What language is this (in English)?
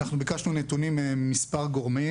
Hebrew